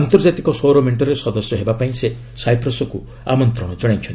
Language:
Odia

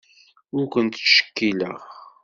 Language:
Kabyle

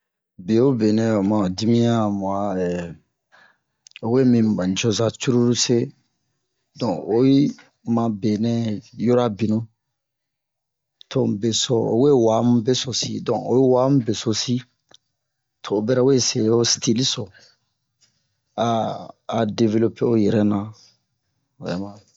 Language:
Bomu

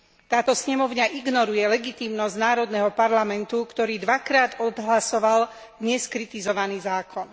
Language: Slovak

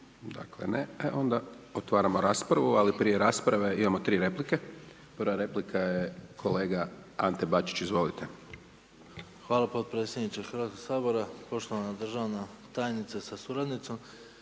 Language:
Croatian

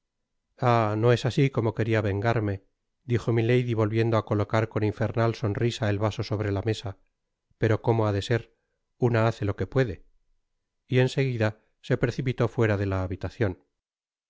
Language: Spanish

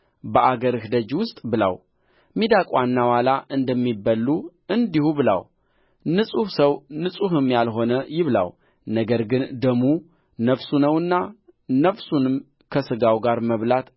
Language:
Amharic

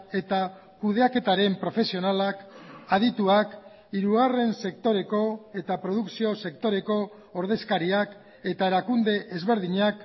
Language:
Basque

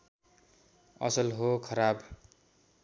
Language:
Nepali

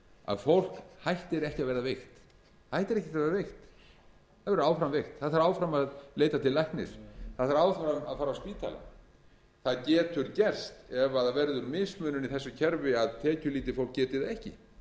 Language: Icelandic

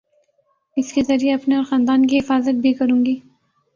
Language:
Urdu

